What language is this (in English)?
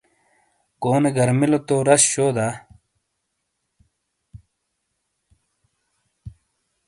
Shina